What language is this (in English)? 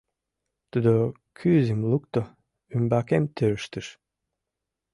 Mari